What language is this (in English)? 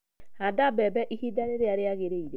Kikuyu